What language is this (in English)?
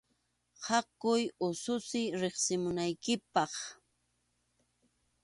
Arequipa-La Unión Quechua